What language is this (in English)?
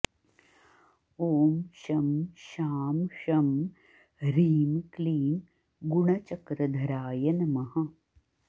Sanskrit